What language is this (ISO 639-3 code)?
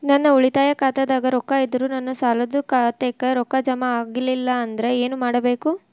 kan